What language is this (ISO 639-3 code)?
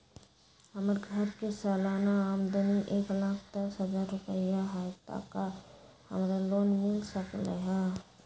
mag